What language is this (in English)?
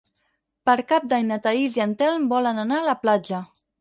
Catalan